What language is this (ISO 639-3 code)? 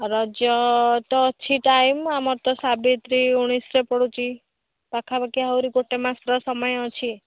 ori